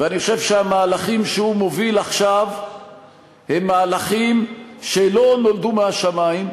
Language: Hebrew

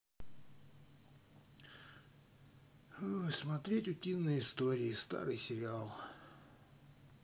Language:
Russian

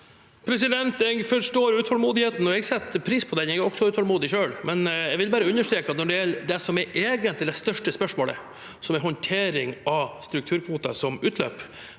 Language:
Norwegian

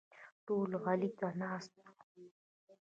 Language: Pashto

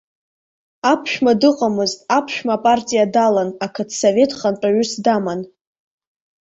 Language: Abkhazian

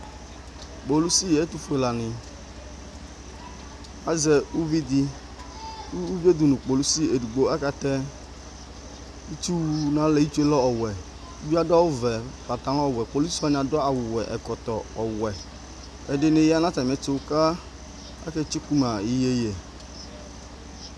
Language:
Ikposo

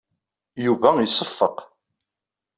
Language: Kabyle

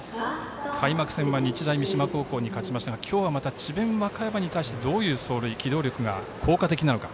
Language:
Japanese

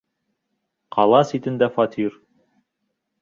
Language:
Bashkir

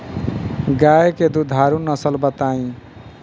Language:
Bhojpuri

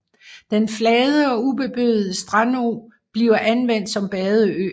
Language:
Danish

